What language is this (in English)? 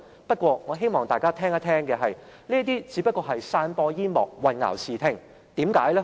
Cantonese